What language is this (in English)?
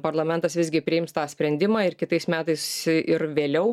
Lithuanian